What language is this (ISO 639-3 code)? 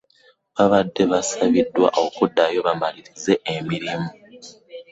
lug